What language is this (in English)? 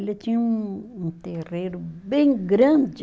Portuguese